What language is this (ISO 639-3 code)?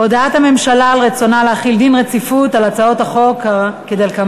heb